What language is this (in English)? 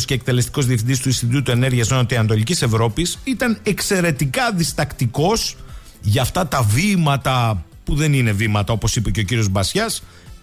Greek